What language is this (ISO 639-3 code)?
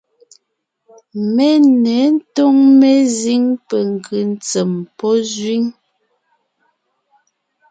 nnh